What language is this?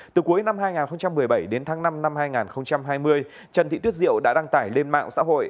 Vietnamese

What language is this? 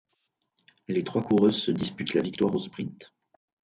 French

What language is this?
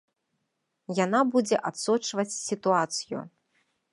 Belarusian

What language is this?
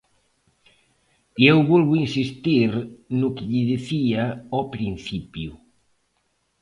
Galician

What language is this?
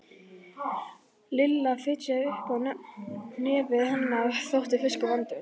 Icelandic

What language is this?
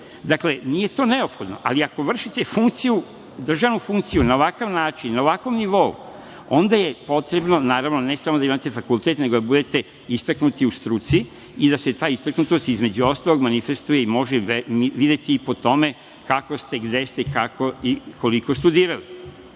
Serbian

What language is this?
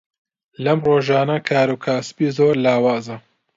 Central Kurdish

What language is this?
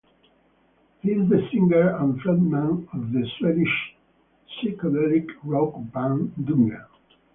English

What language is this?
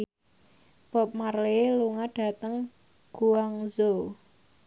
Javanese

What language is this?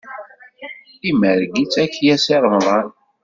Kabyle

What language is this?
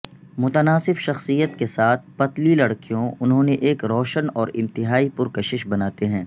Urdu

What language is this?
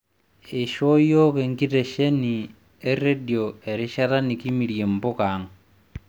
Masai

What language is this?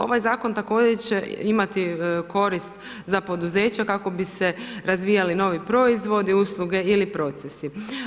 Croatian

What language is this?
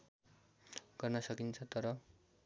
Nepali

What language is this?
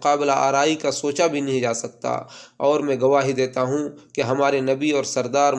Urdu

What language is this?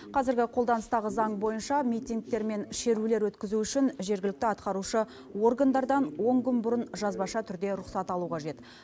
Kazakh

